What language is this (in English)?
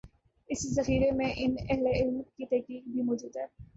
Urdu